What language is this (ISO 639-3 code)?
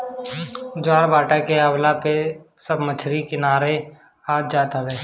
bho